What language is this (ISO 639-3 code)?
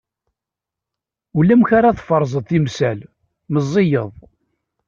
kab